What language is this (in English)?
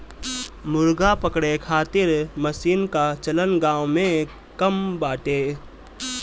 Bhojpuri